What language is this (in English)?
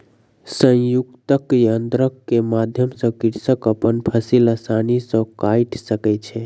Maithili